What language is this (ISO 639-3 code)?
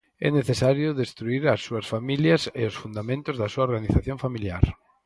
glg